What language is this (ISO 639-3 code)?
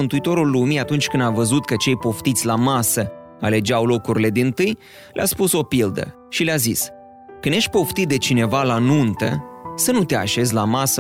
ron